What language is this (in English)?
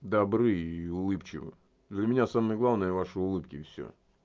Russian